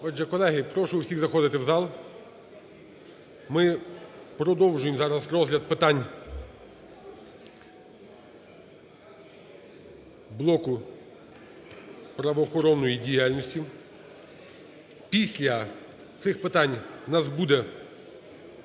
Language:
Ukrainian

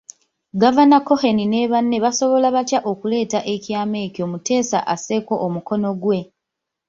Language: Ganda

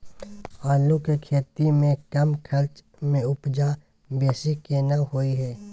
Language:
Maithili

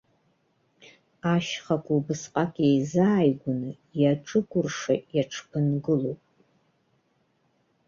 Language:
Abkhazian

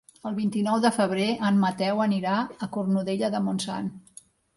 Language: Catalan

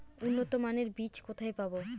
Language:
Bangla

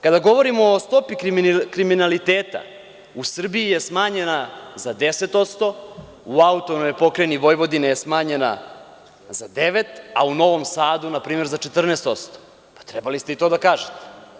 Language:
Serbian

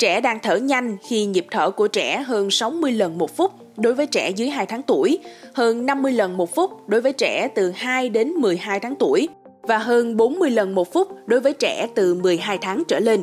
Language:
Vietnamese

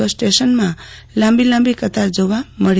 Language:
Gujarati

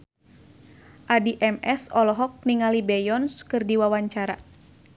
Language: Sundanese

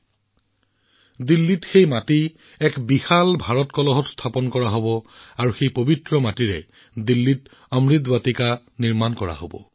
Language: Assamese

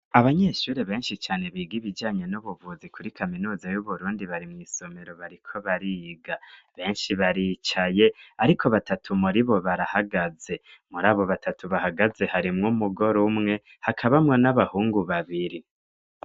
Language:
Rundi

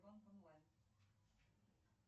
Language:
Russian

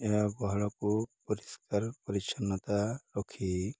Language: Odia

